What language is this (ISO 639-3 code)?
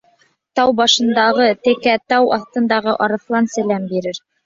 bak